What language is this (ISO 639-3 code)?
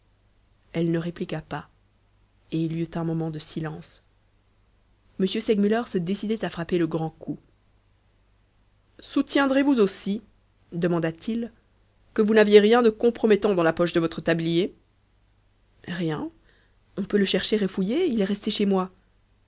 fra